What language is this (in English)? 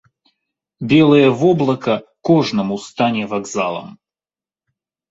Belarusian